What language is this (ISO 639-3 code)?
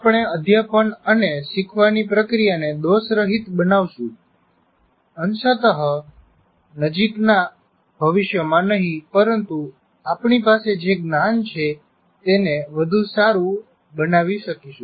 guj